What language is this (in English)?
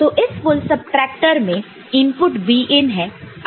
Hindi